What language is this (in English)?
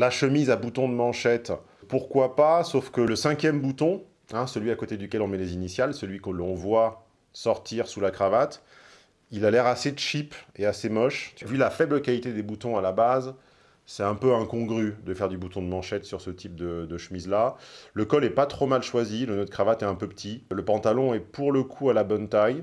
French